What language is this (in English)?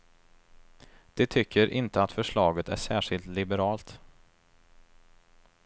Swedish